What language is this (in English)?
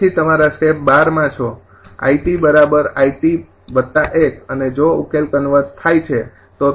Gujarati